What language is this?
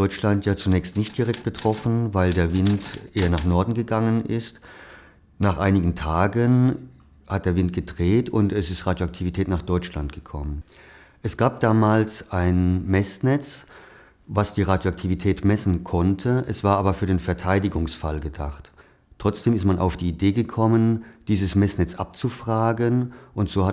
German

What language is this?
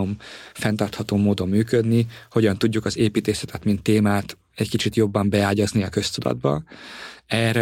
Hungarian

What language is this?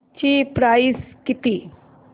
Marathi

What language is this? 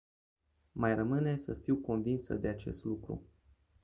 Romanian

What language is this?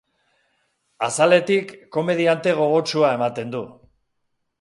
Basque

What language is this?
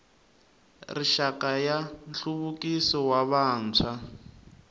Tsonga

